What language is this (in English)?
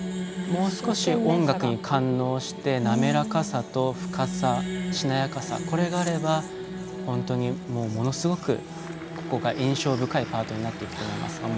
Japanese